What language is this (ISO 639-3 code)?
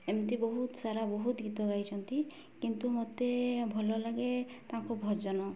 ori